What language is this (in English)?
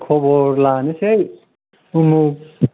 Bodo